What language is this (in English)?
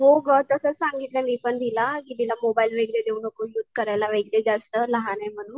Marathi